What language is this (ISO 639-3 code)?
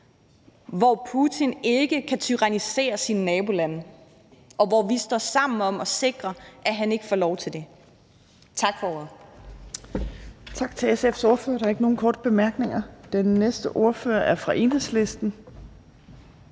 dan